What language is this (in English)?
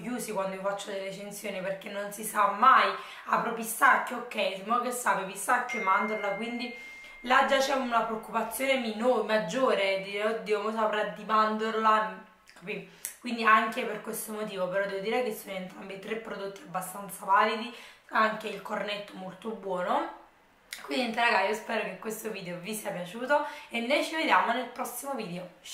Italian